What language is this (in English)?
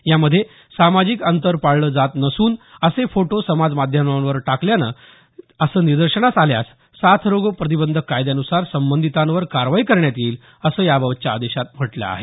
Marathi